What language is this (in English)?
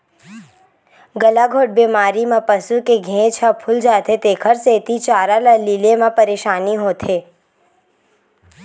Chhattisgarhi